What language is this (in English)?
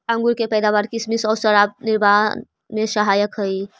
Magahi